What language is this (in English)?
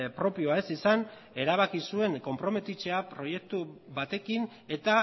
Basque